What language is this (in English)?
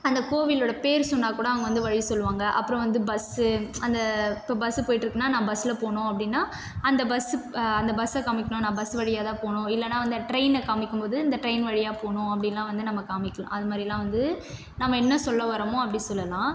Tamil